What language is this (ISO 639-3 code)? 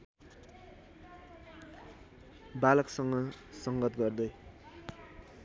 nep